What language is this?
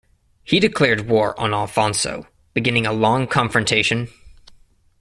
English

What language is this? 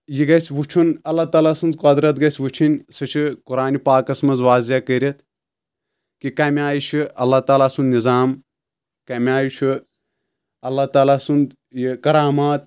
Kashmiri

